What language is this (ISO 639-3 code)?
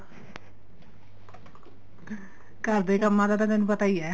pan